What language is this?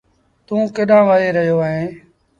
Sindhi Bhil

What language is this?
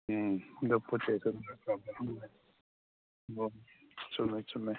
Manipuri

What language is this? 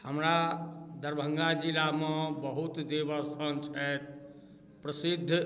Maithili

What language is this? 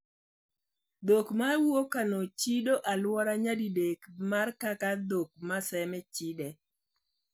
Luo (Kenya and Tanzania)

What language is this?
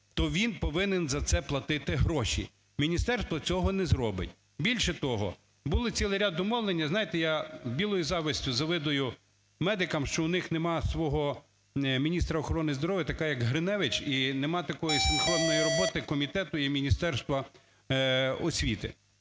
Ukrainian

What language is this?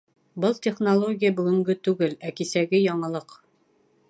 Bashkir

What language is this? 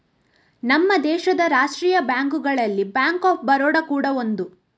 Kannada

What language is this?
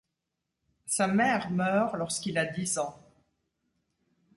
French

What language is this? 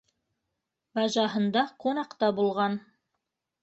Bashkir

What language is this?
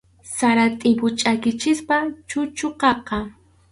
Arequipa-La Unión Quechua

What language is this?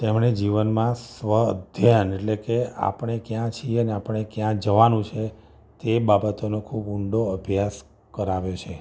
Gujarati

